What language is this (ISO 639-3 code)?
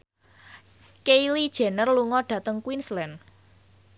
jav